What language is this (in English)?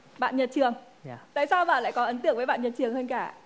Vietnamese